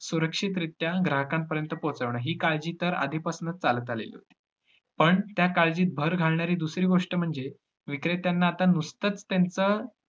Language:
Marathi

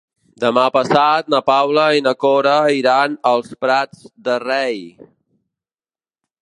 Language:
Catalan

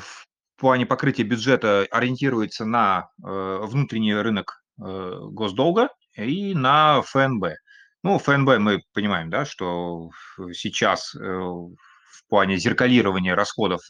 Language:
Russian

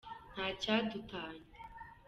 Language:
Kinyarwanda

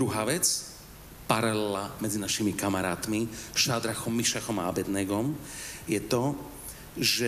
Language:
Slovak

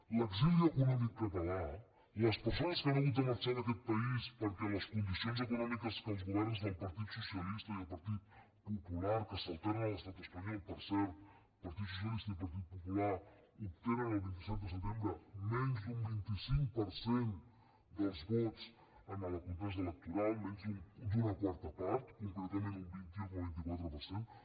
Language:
Catalan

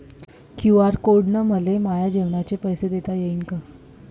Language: Marathi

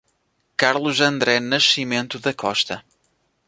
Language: Portuguese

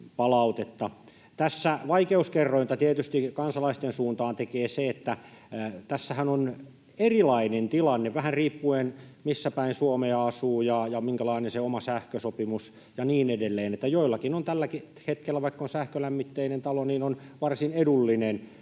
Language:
Finnish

